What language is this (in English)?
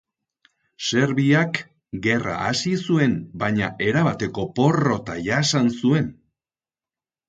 Basque